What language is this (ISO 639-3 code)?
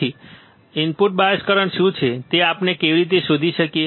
guj